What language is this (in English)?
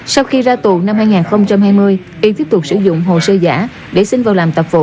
Vietnamese